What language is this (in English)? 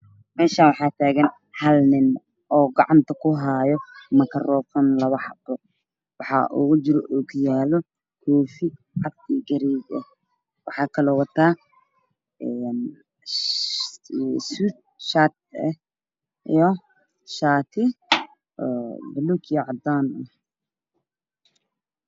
Somali